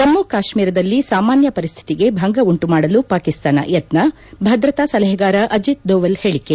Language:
Kannada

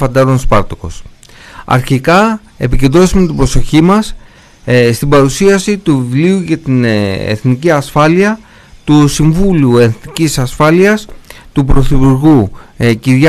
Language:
Greek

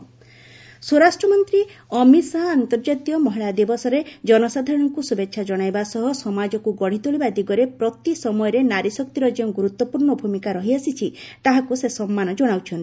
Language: Odia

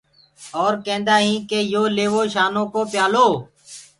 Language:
Gurgula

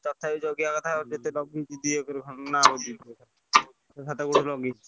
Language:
Odia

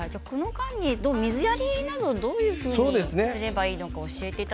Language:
Japanese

